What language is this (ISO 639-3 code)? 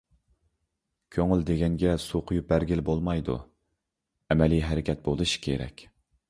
uig